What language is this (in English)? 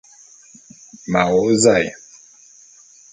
Bulu